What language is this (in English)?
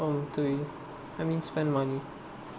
English